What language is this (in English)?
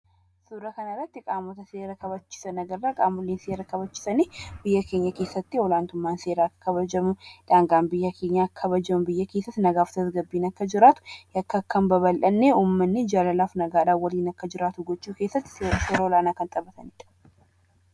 Oromo